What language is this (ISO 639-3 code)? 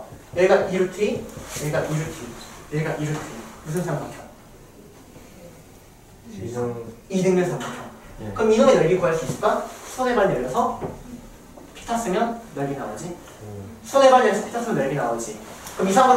kor